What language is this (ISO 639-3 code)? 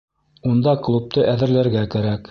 bak